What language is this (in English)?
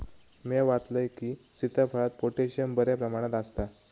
Marathi